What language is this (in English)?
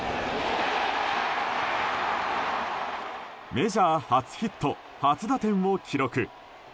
Japanese